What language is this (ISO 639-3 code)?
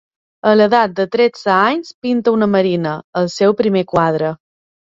cat